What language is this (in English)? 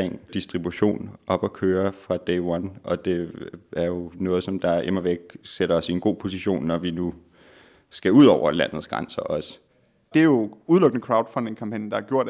Danish